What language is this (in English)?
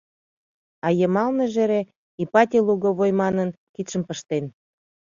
Mari